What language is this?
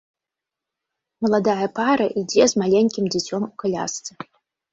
Belarusian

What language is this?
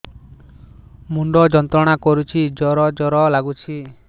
Odia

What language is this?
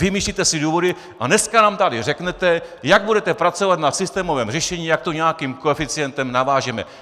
Czech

